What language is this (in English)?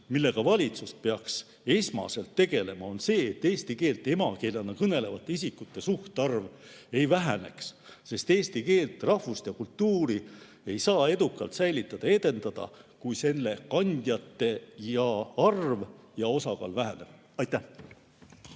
Estonian